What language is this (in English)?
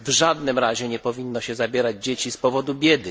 Polish